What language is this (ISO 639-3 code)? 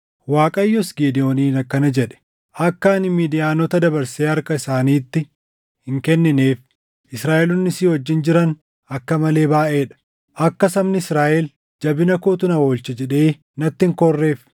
orm